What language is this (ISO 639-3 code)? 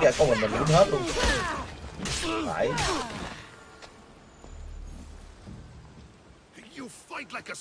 vie